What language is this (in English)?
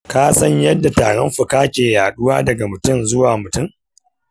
Hausa